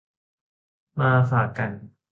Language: Thai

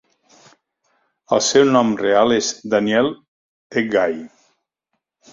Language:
Catalan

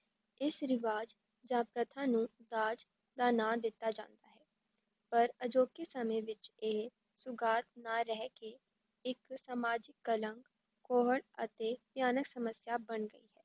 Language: Punjabi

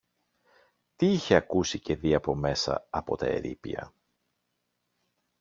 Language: Greek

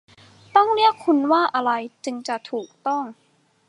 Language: Thai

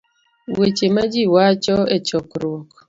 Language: Luo (Kenya and Tanzania)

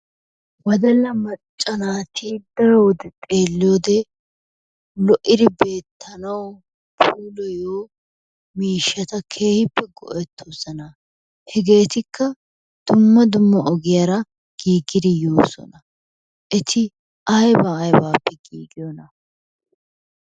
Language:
Wolaytta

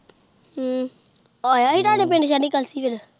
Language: Punjabi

